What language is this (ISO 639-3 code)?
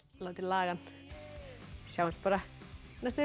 isl